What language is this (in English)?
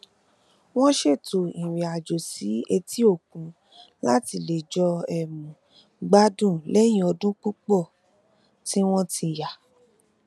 Yoruba